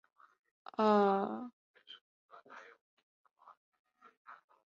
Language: Chinese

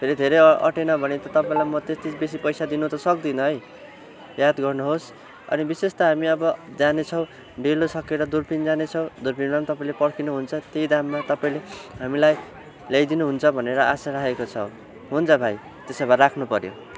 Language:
Nepali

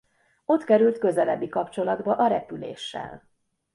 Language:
Hungarian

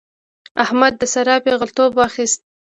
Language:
Pashto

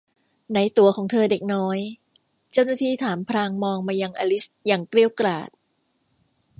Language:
Thai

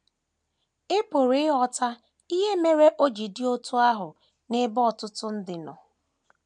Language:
Igbo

